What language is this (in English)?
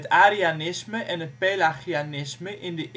Dutch